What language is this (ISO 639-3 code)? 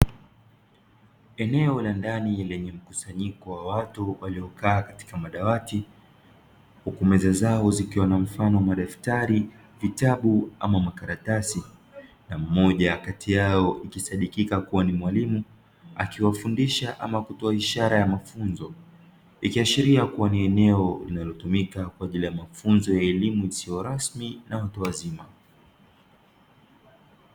swa